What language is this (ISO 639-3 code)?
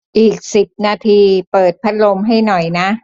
tha